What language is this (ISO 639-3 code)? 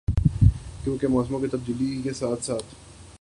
urd